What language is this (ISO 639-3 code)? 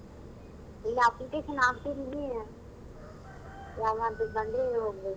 kan